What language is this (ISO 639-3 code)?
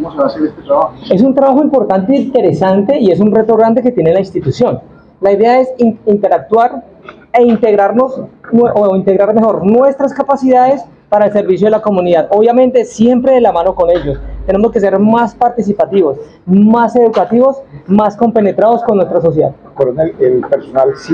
spa